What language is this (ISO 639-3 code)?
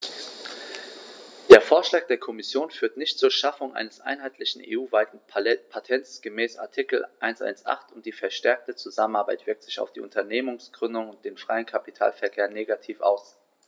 deu